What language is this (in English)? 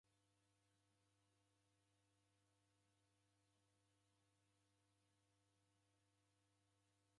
Taita